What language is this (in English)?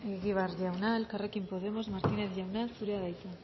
Basque